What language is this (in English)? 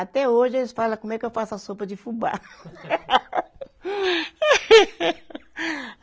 Portuguese